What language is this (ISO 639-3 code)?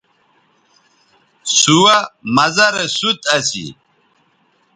btv